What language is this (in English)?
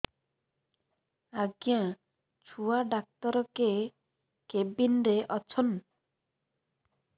Odia